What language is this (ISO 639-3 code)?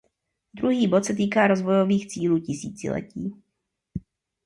ces